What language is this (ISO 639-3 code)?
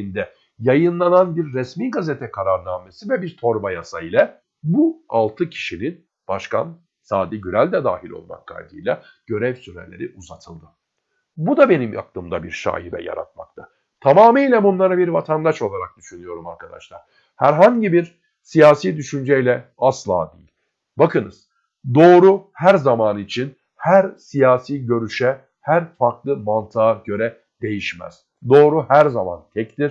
tur